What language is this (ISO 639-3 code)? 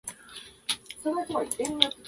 jpn